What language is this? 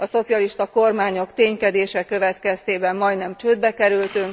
Hungarian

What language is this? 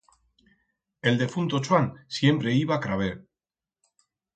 Aragonese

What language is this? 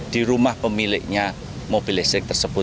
Indonesian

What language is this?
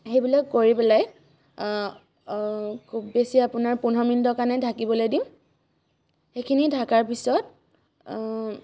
Assamese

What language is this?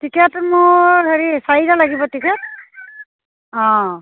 Assamese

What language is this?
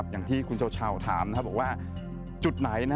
Thai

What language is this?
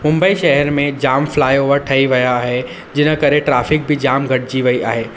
Sindhi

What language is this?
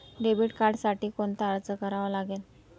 Marathi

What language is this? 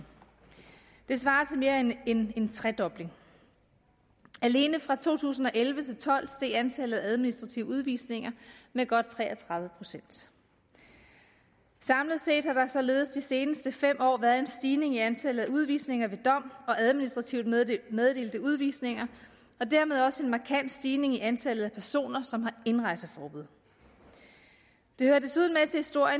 Danish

